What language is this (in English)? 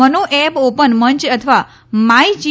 Gujarati